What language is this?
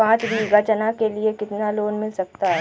Hindi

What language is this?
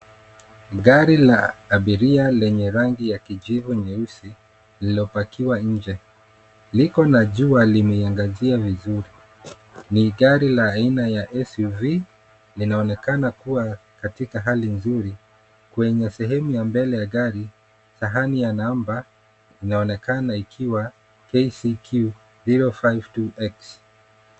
Swahili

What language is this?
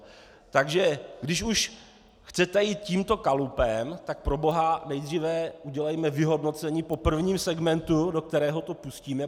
Czech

